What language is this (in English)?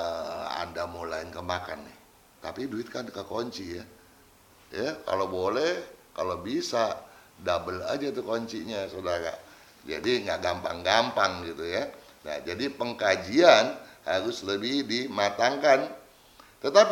Indonesian